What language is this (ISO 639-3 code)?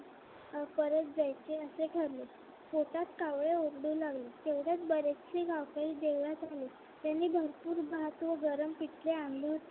mar